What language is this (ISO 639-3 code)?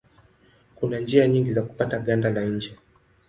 swa